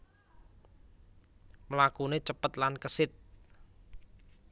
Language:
Javanese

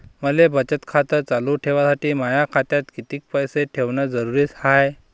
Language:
Marathi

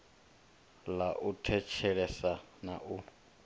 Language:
Venda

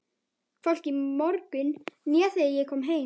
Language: Icelandic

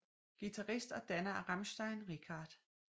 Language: Danish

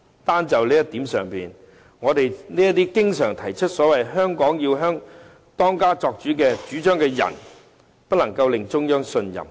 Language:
Cantonese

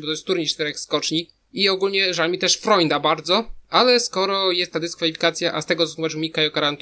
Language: Polish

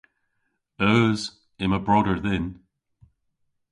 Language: Cornish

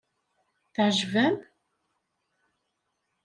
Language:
Kabyle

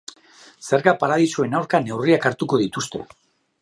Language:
Basque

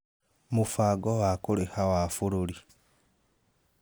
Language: Kikuyu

